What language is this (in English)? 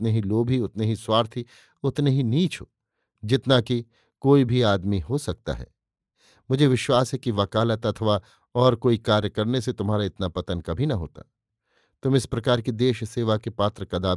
Hindi